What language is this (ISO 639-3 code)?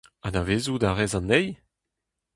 bre